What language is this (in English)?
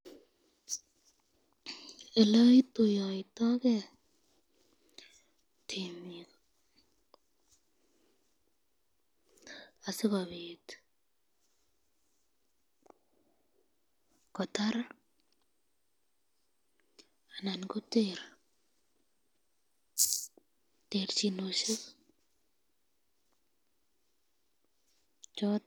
Kalenjin